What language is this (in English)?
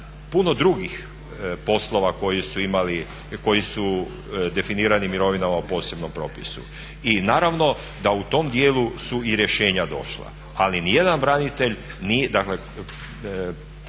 Croatian